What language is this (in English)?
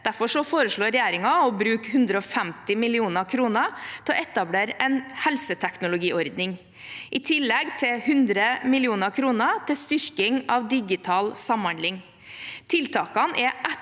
Norwegian